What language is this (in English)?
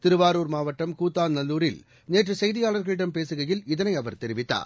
Tamil